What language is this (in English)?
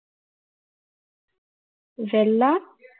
Tamil